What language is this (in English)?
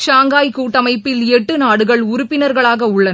Tamil